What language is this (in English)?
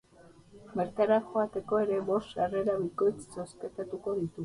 Basque